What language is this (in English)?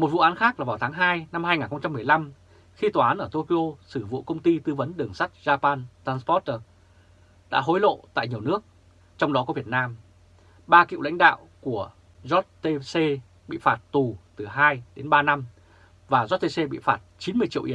Vietnamese